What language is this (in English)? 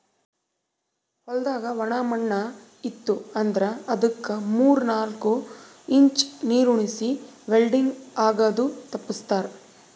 Kannada